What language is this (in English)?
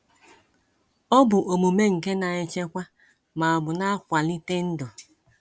Igbo